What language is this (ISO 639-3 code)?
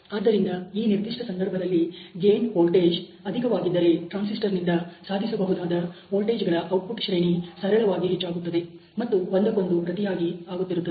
kan